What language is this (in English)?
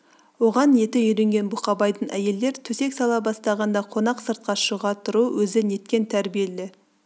Kazakh